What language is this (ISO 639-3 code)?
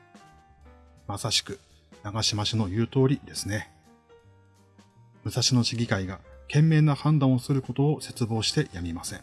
jpn